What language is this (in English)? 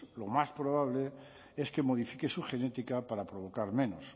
Spanish